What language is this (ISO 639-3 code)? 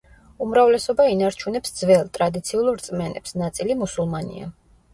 kat